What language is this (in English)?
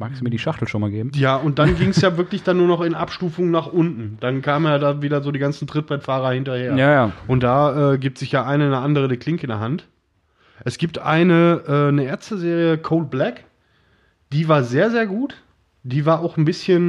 German